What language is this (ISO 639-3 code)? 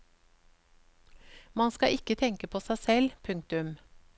nor